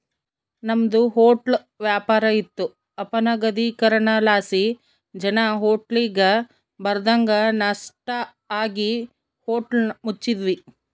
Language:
Kannada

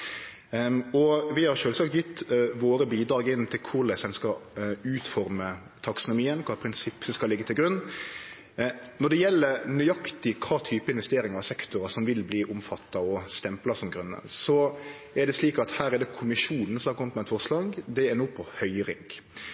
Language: Norwegian Nynorsk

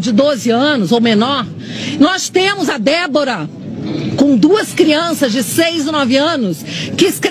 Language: Portuguese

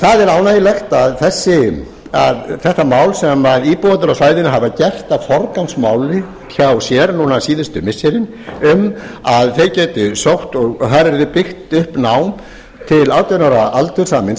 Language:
Icelandic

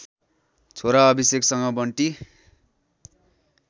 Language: Nepali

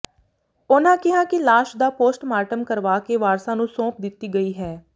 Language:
Punjabi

